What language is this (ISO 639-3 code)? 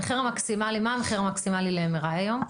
heb